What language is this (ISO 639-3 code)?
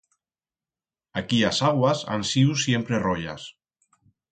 arg